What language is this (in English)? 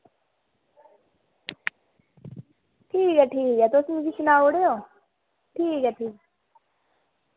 Dogri